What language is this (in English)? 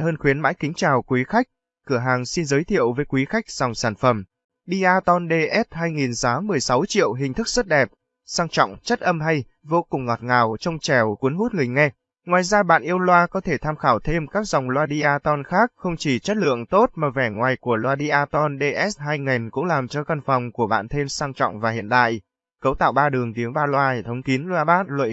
Vietnamese